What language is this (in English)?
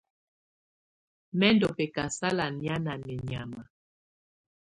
Tunen